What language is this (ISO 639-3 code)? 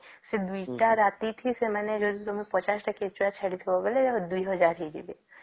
ori